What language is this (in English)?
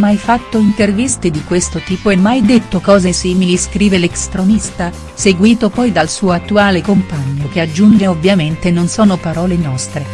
Italian